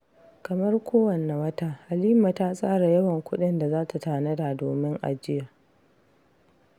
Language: Hausa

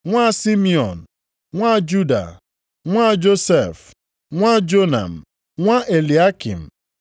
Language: Igbo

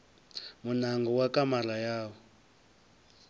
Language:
Venda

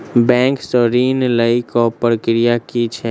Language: Maithili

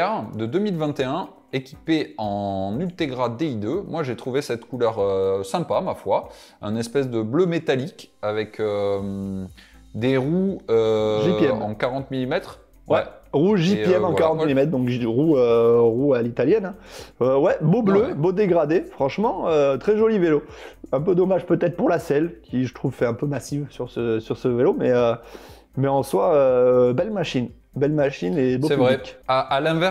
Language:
French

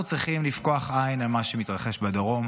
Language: Hebrew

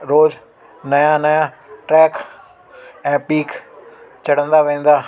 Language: Sindhi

